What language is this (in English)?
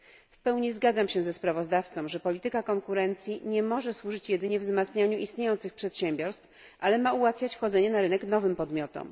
Polish